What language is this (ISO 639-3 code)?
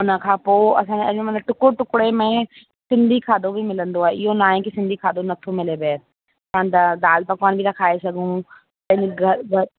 snd